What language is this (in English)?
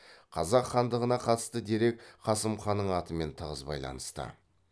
Kazakh